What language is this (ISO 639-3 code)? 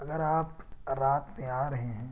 urd